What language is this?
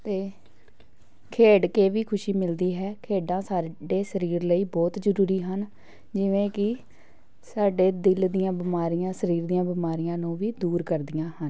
Punjabi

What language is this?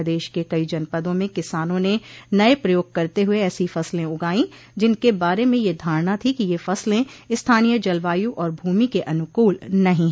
Hindi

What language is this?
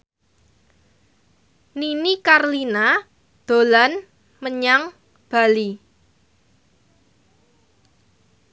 Javanese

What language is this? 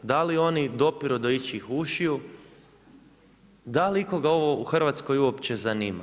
Croatian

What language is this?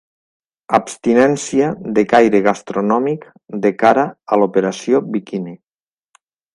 Catalan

